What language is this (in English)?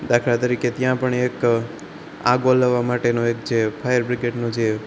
Gujarati